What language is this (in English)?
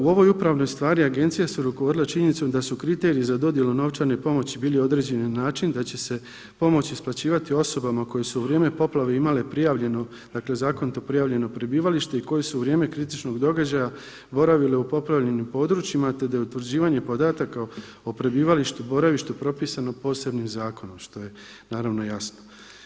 Croatian